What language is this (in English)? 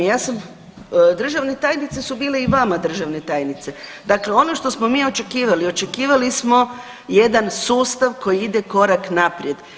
Croatian